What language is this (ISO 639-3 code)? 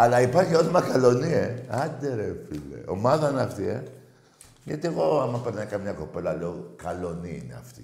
ell